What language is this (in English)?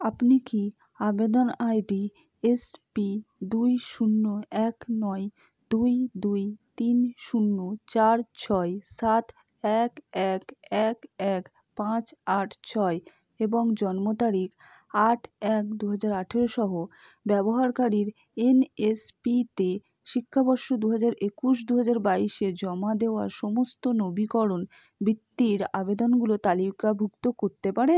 Bangla